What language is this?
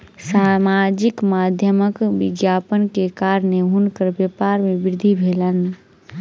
Maithili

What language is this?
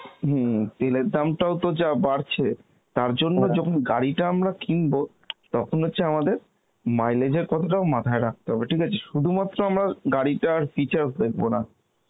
Bangla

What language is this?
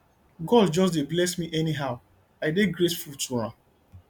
Nigerian Pidgin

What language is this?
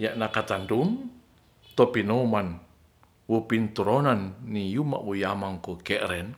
Ratahan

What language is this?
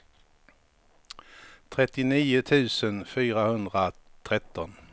Swedish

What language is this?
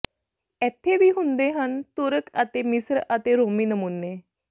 Punjabi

